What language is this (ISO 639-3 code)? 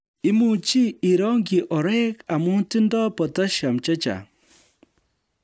kln